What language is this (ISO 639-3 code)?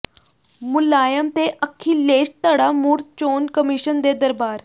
pan